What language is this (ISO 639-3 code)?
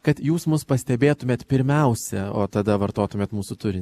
lit